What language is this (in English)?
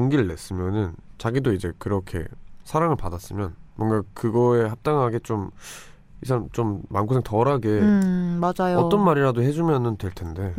Korean